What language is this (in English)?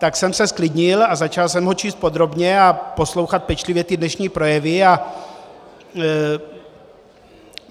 Czech